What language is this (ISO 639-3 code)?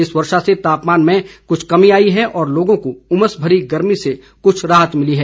hin